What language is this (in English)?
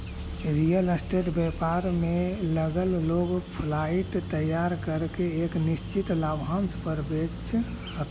Magahi